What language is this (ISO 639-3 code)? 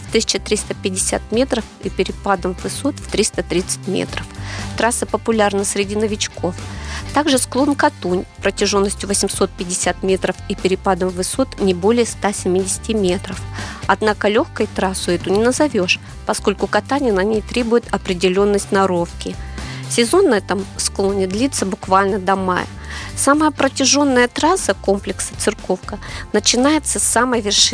rus